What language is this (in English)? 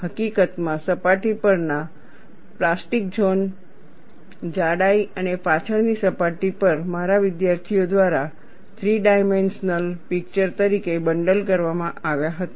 Gujarati